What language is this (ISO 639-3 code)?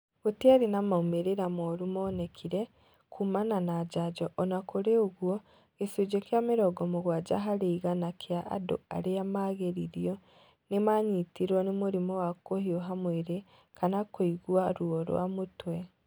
kik